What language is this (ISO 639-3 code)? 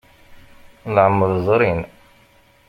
kab